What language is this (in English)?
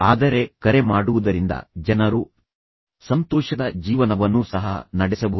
Kannada